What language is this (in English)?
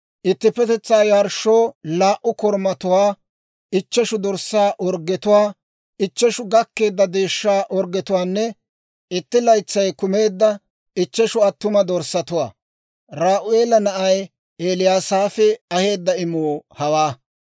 Dawro